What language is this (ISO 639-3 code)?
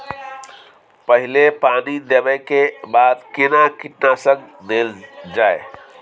mai